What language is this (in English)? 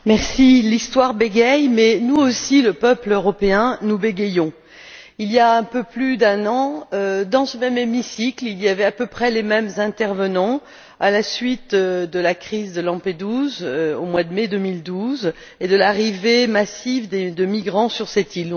French